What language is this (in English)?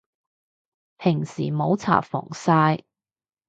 Cantonese